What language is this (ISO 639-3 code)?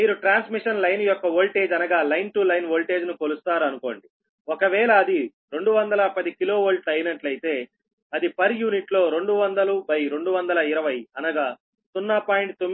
tel